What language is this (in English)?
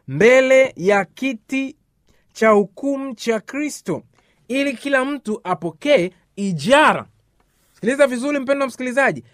Swahili